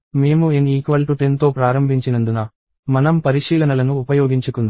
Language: Telugu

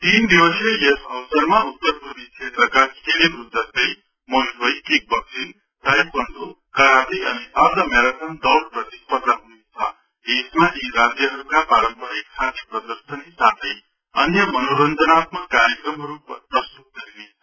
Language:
Nepali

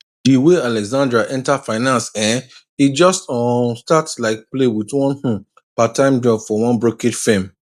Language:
Nigerian Pidgin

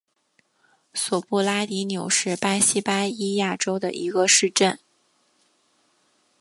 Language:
Chinese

